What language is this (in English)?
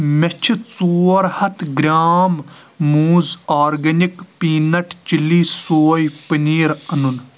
Kashmiri